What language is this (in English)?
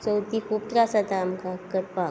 Konkani